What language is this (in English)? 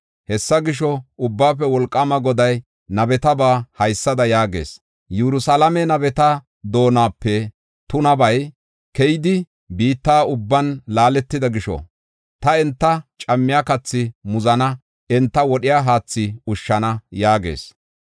Gofa